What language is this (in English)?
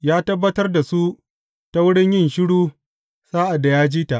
Hausa